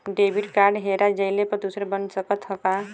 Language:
Bhojpuri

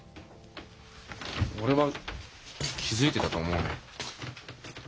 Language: Japanese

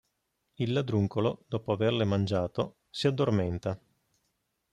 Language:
Italian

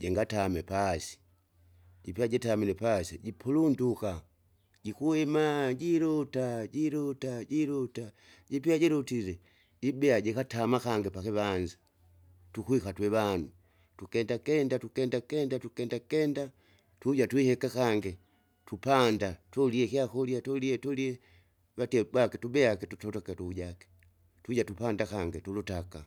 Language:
Kinga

